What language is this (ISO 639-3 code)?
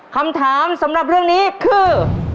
tha